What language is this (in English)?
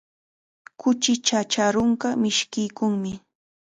Chiquián Ancash Quechua